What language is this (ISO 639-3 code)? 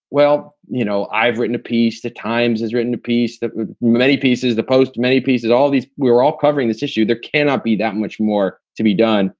eng